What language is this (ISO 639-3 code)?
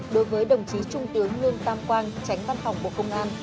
vie